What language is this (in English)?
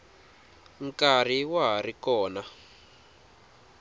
Tsonga